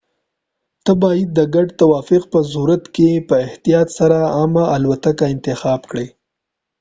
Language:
Pashto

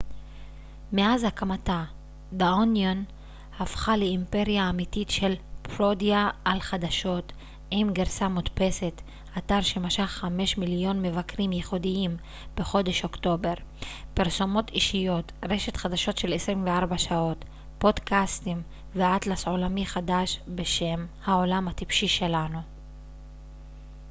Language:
Hebrew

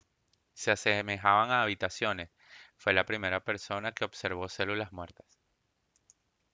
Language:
Spanish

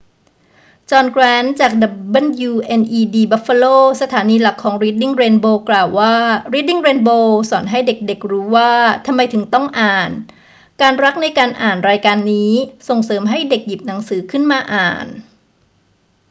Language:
Thai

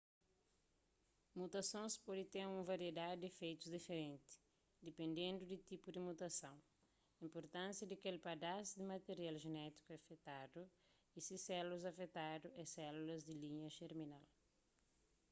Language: Kabuverdianu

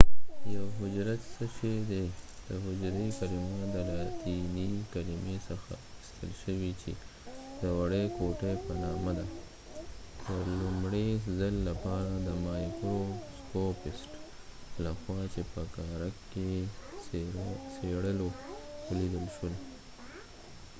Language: Pashto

